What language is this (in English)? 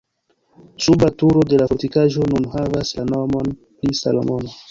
Esperanto